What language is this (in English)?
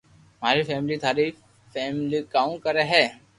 Loarki